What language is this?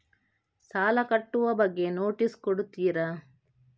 Kannada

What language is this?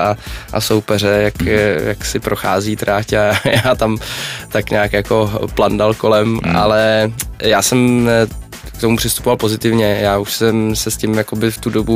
Czech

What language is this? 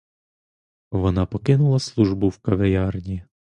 Ukrainian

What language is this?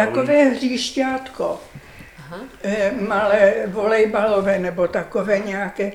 Czech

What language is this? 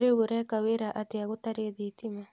Kikuyu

